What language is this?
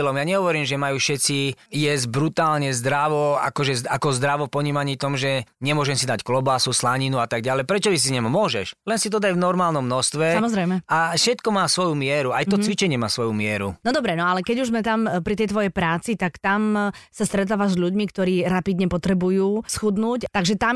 Slovak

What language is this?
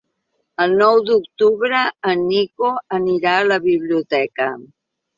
Catalan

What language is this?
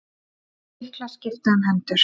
Icelandic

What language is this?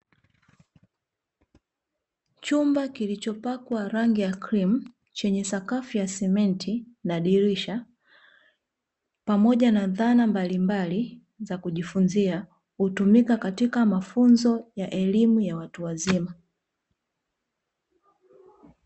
Swahili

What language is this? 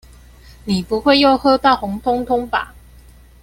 Chinese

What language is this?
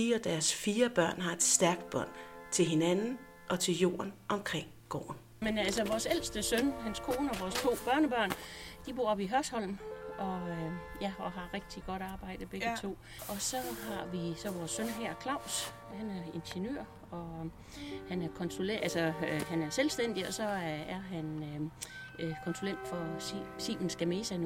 Danish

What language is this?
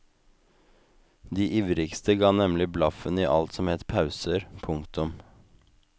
Norwegian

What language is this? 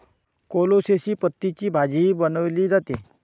Marathi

